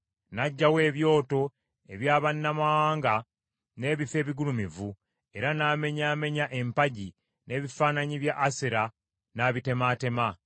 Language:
Ganda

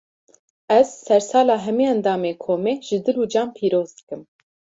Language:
Kurdish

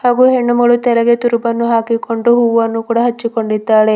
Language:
Kannada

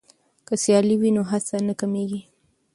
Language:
Pashto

